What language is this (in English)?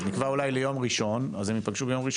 Hebrew